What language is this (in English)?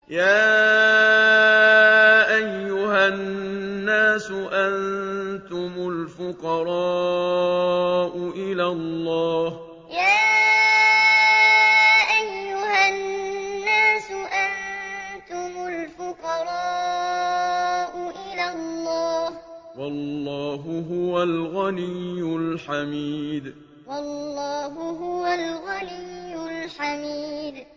Arabic